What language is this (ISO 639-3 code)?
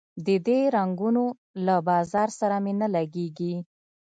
pus